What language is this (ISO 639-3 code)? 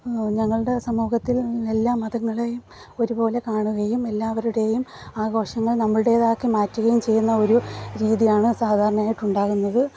mal